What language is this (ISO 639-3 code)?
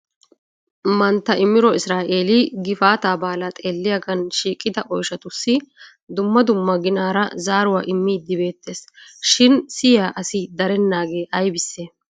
wal